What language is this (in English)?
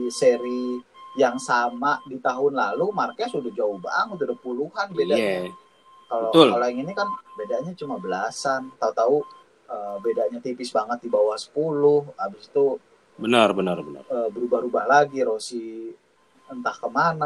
Indonesian